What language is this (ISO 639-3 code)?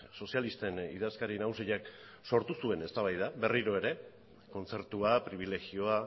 eus